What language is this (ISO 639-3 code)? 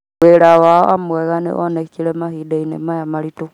kik